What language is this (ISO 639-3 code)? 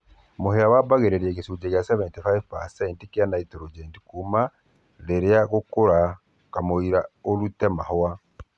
kik